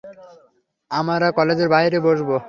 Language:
Bangla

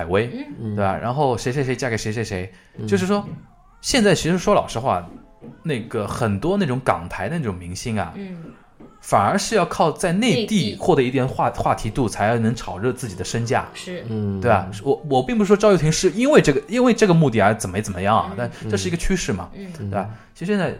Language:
Chinese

